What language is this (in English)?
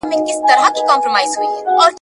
Pashto